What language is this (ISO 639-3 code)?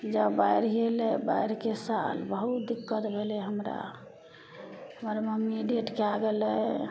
mai